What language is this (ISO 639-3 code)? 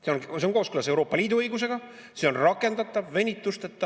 est